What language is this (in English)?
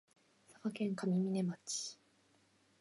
Japanese